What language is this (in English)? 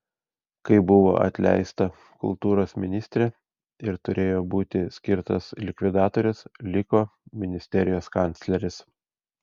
Lithuanian